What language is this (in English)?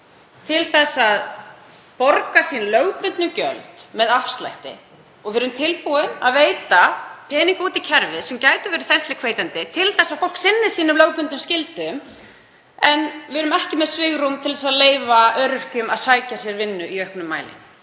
Icelandic